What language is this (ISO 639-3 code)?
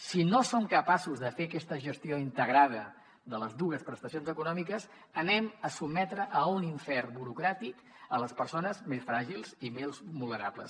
cat